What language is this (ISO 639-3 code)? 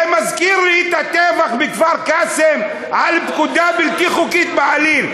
heb